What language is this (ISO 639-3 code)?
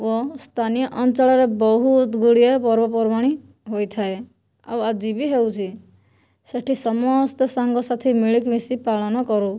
ori